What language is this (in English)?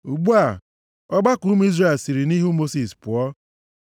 Igbo